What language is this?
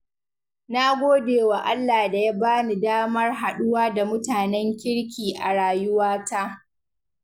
Hausa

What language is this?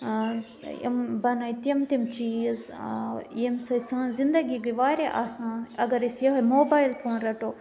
Kashmiri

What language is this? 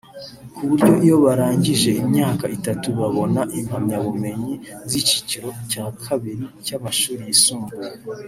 Kinyarwanda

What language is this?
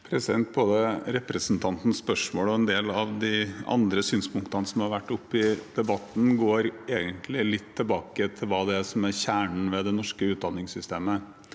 Norwegian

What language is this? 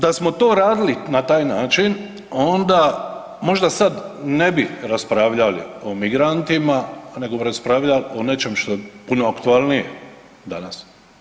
Croatian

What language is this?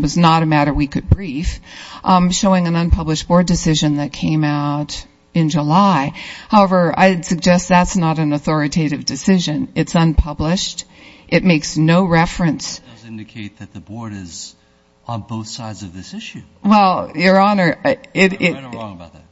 English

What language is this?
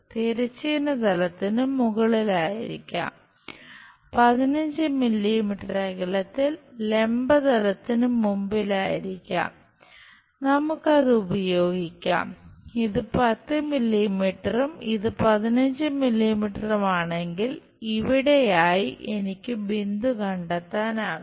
Malayalam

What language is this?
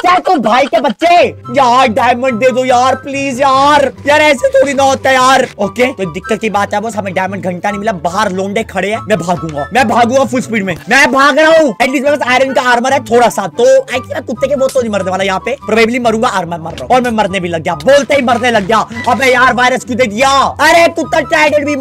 Hindi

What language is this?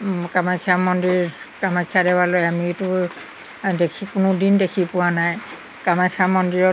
Assamese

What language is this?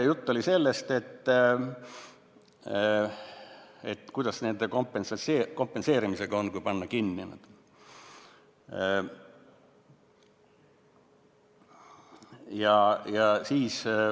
Estonian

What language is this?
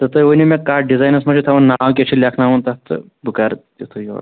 Kashmiri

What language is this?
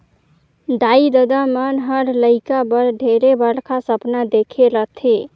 Chhattisgarhi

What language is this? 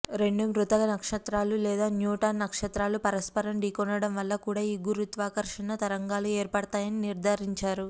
Telugu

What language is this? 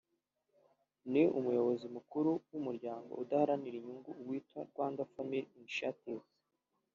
Kinyarwanda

